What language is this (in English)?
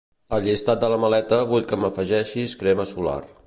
Catalan